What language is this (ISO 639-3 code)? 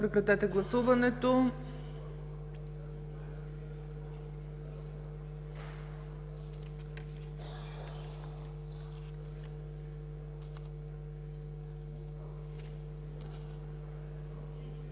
bul